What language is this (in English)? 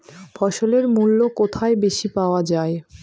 Bangla